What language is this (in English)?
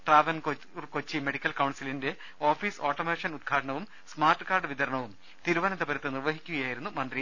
Malayalam